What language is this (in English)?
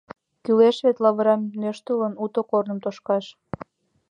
Mari